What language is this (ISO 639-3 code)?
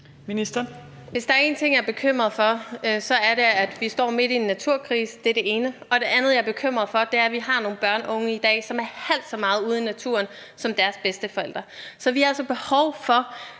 dan